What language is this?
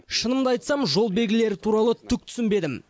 Kazakh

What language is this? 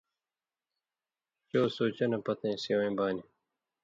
Indus Kohistani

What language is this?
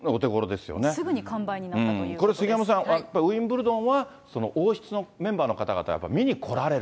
Japanese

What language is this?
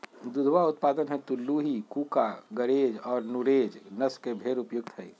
Magahi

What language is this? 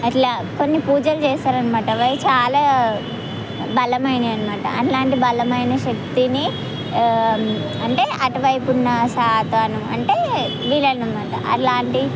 Telugu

